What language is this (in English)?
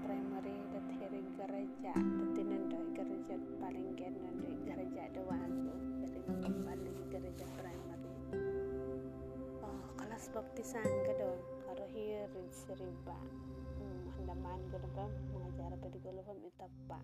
Malay